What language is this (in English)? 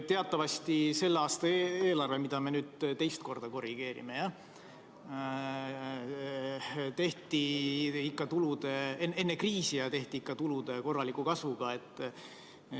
Estonian